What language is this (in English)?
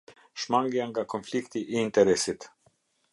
Albanian